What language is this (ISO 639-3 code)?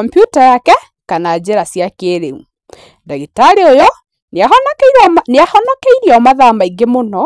kik